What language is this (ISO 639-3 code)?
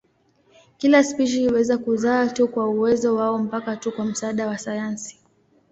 swa